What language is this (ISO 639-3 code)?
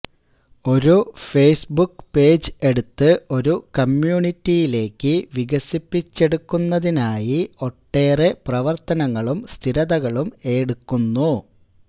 mal